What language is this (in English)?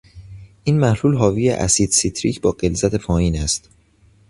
Persian